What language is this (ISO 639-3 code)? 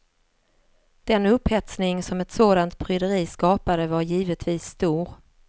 swe